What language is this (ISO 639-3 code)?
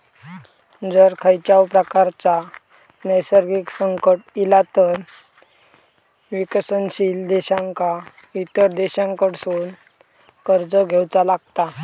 mar